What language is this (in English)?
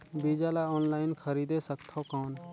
Chhattisgarhi